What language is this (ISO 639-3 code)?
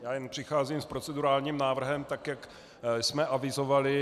ces